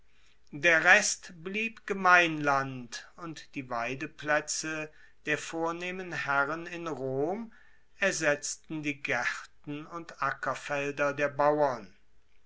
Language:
German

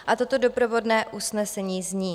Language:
Czech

